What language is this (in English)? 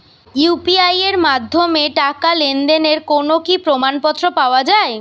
Bangla